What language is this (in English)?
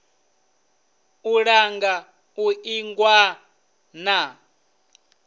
Venda